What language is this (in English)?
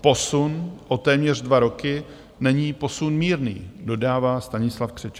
Czech